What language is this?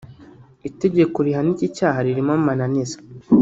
Kinyarwanda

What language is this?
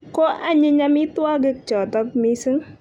Kalenjin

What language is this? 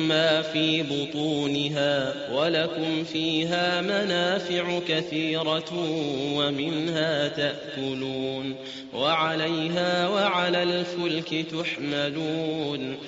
Arabic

